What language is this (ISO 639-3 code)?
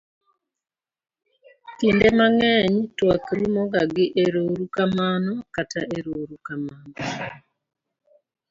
luo